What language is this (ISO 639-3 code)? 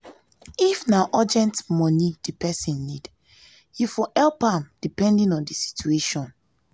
pcm